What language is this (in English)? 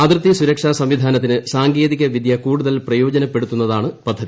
Malayalam